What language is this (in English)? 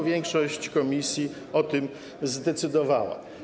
Polish